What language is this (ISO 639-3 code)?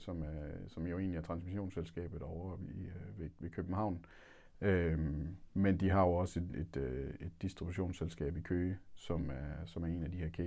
dan